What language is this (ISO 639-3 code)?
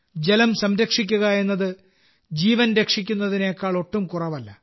mal